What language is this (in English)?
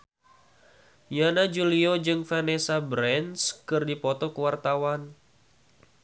Sundanese